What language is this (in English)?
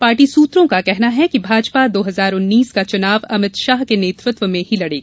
Hindi